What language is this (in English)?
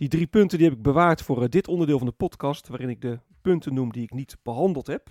Dutch